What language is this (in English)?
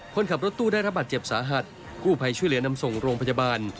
Thai